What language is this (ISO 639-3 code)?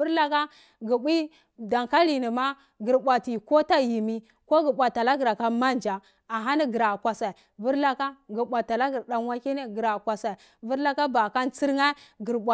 ckl